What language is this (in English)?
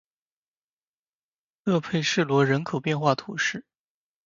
Chinese